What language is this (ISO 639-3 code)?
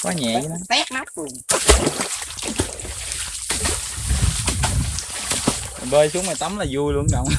vie